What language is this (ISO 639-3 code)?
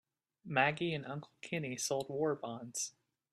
eng